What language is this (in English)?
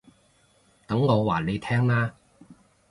Cantonese